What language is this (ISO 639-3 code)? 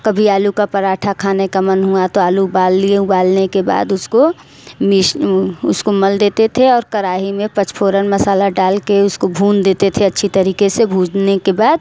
hin